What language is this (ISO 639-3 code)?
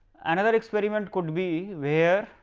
eng